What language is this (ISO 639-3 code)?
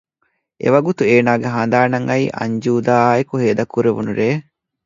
div